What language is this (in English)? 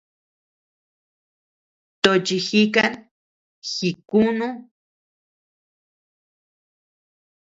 Tepeuxila Cuicatec